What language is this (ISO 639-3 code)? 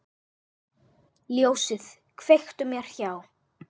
isl